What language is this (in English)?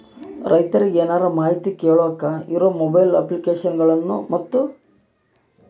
Kannada